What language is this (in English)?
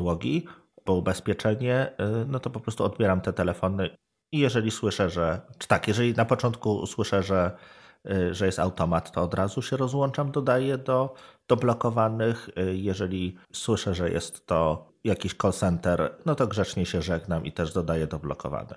Polish